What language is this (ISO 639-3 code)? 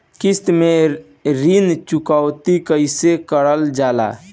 bho